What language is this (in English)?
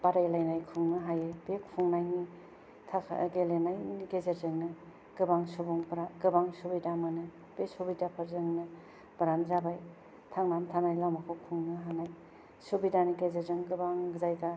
Bodo